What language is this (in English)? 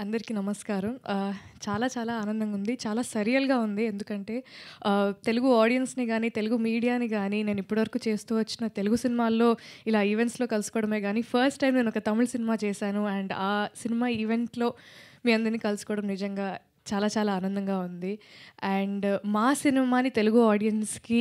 Telugu